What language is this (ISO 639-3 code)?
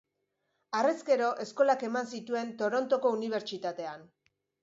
eus